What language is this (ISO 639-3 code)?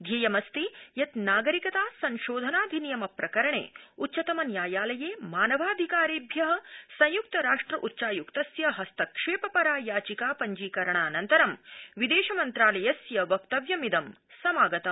san